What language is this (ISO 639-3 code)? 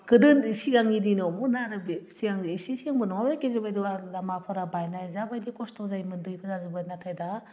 brx